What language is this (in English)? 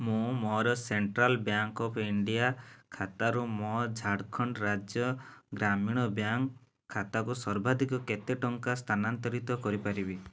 Odia